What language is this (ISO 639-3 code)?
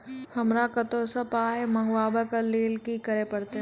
mai